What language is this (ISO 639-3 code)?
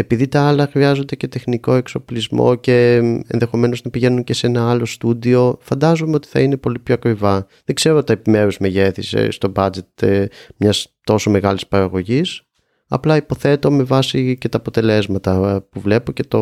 ell